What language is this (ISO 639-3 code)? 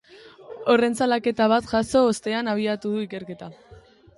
eus